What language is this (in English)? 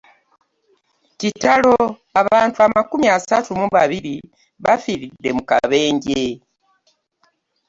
Ganda